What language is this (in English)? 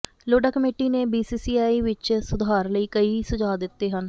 Punjabi